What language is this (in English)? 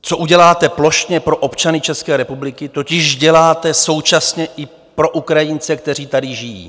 Czech